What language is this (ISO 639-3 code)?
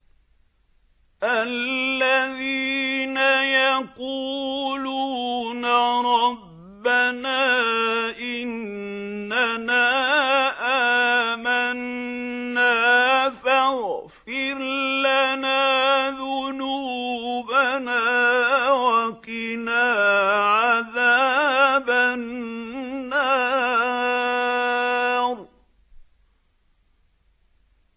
ara